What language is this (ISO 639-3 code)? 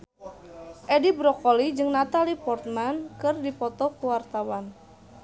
sun